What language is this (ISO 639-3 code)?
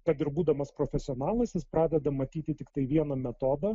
lit